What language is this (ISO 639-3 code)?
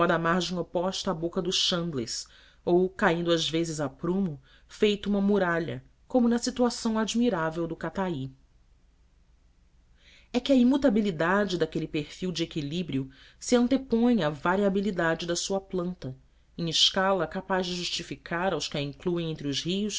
por